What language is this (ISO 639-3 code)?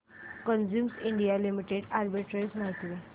mar